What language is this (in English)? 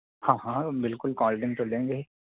Urdu